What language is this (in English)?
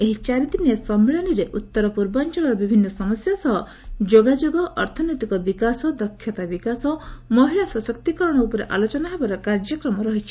Odia